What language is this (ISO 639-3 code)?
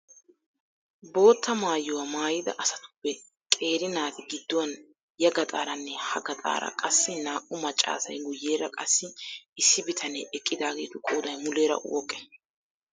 wal